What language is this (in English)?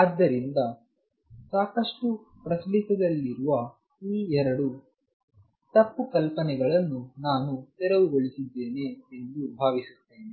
Kannada